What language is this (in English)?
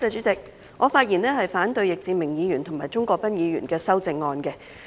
Cantonese